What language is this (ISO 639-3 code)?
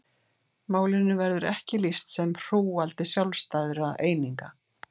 isl